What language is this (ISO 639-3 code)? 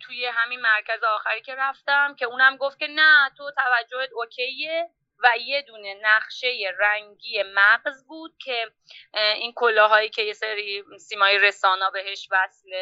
fas